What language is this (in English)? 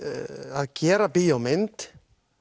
Icelandic